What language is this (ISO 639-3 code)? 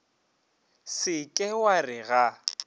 nso